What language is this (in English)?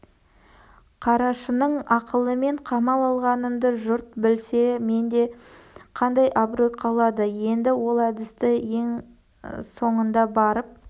Kazakh